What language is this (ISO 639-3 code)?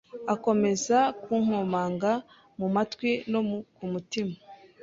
kin